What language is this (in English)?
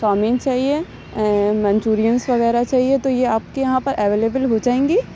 Urdu